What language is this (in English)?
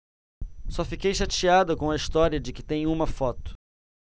Portuguese